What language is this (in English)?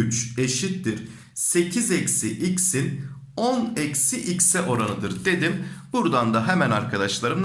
Turkish